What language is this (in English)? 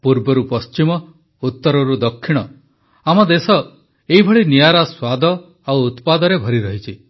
Odia